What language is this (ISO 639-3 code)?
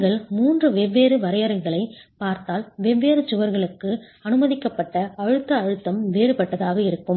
tam